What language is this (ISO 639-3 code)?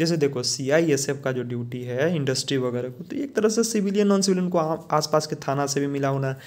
hin